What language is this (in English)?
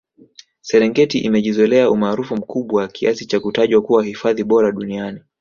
Swahili